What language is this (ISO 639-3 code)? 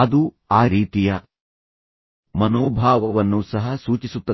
kan